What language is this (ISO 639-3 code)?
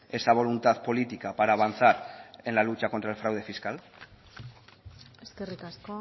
spa